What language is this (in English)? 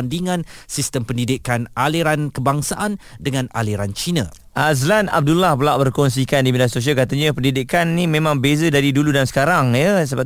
Malay